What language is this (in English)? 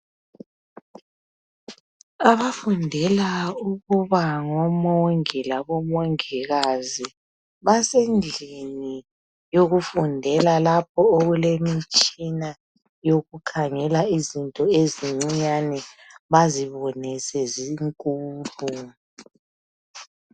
North Ndebele